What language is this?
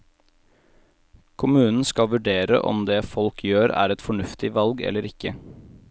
Norwegian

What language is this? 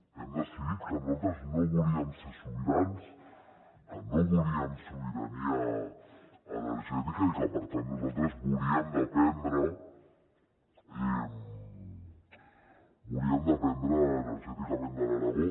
Catalan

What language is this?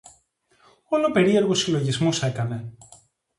Greek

